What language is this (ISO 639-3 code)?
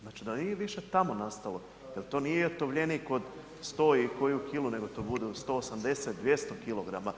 hrv